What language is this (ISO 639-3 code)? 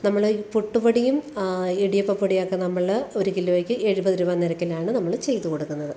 mal